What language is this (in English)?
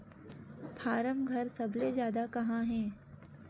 Chhattisgarhi